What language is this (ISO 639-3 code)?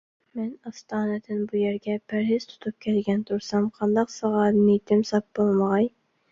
uig